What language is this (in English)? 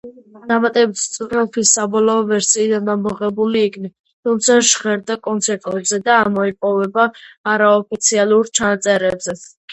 Georgian